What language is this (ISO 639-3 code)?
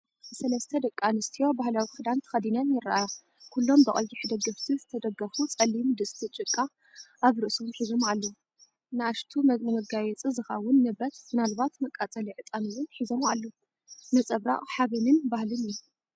tir